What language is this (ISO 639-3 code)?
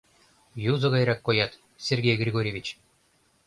chm